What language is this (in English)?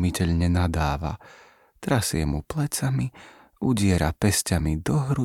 Slovak